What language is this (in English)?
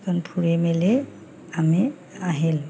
Assamese